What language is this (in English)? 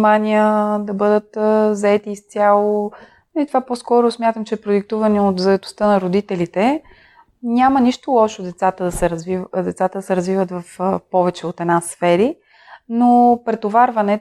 Bulgarian